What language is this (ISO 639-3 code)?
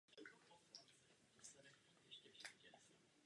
ces